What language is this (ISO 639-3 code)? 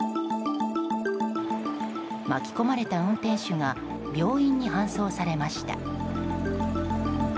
jpn